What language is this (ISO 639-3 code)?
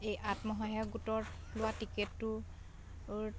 asm